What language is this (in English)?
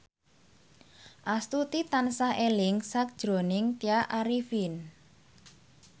Javanese